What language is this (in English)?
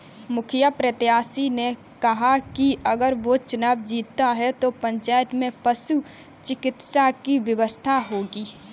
Hindi